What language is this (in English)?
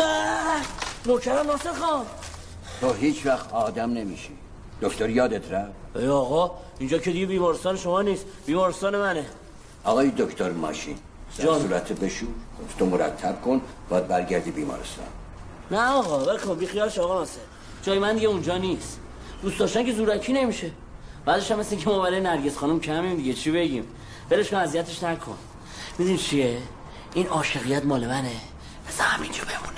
Persian